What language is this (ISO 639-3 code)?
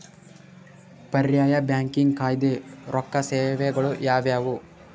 kan